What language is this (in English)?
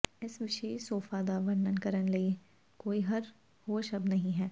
Punjabi